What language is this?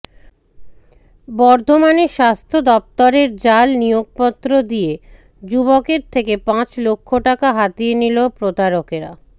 Bangla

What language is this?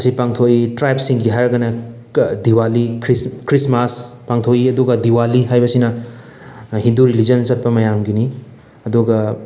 Manipuri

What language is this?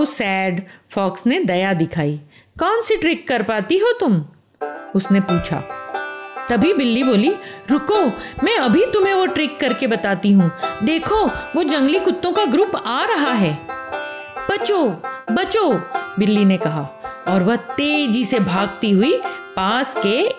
Hindi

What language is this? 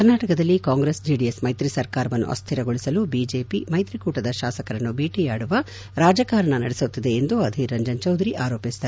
Kannada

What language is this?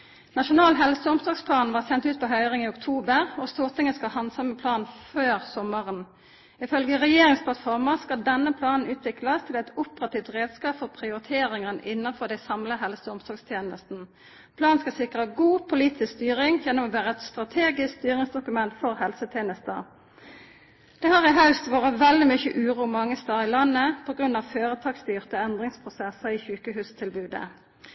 Norwegian Nynorsk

